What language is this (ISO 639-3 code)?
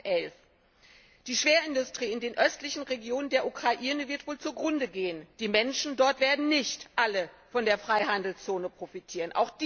deu